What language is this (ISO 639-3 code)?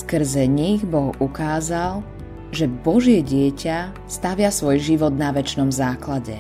slk